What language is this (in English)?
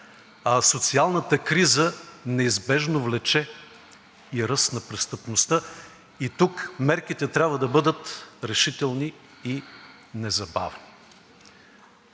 Bulgarian